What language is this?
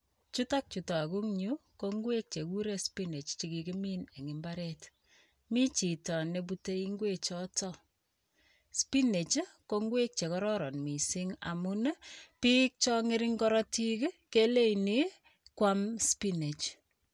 Kalenjin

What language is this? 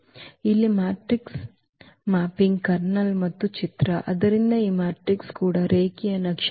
Kannada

